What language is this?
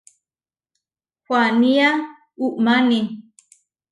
Huarijio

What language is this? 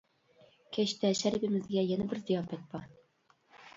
Uyghur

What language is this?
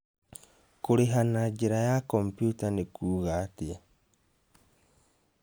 Kikuyu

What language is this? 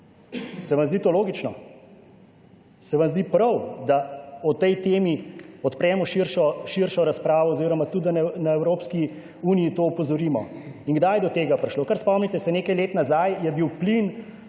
Slovenian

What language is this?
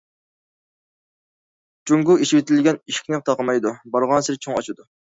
Uyghur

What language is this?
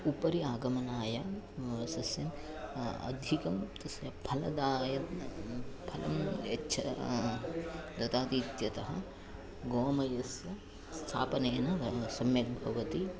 Sanskrit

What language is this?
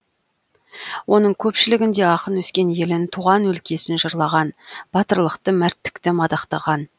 Kazakh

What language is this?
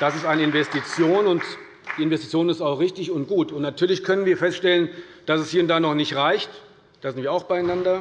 German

